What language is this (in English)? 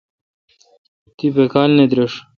Kalkoti